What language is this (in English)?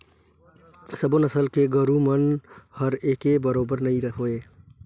Chhattisgarhi